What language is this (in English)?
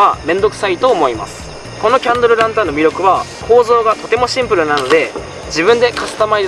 Japanese